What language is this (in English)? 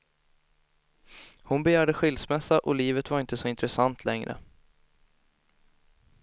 Swedish